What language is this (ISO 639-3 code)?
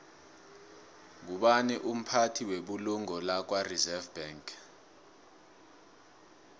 nbl